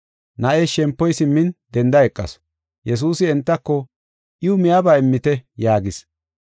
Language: Gofa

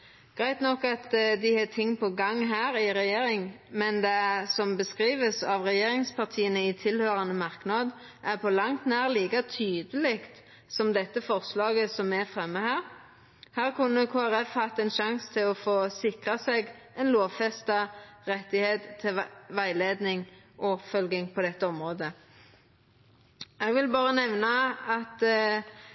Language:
Norwegian Nynorsk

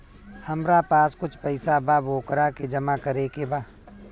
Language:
Bhojpuri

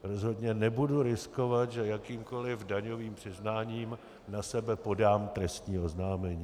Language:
Czech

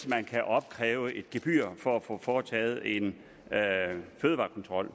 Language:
Danish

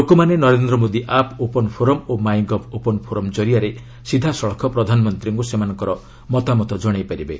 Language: Odia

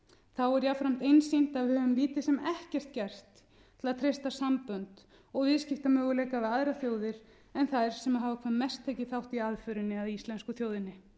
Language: Icelandic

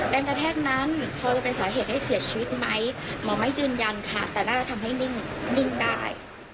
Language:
Thai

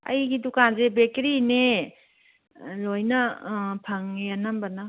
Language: Manipuri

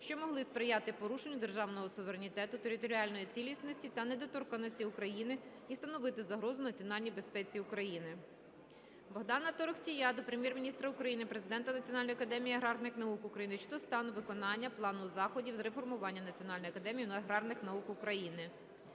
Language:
Ukrainian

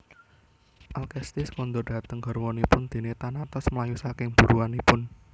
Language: Javanese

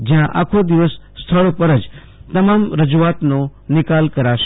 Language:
Gujarati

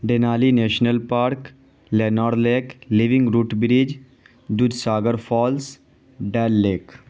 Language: Urdu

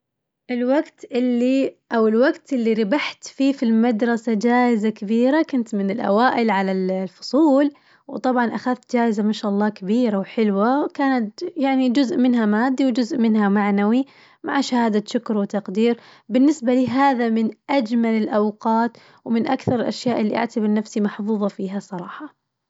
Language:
Najdi Arabic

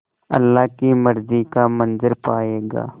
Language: Hindi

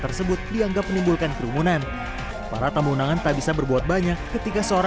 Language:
Indonesian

